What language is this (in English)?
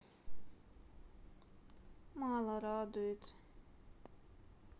Russian